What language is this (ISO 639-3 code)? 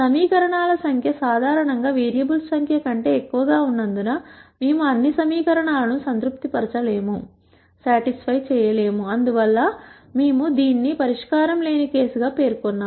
tel